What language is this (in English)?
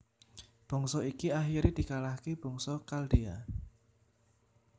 Javanese